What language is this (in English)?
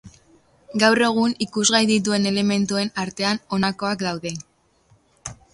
Basque